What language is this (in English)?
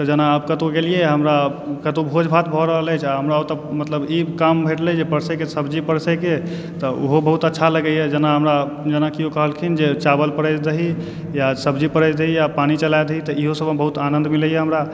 Maithili